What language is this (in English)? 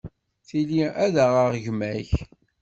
Kabyle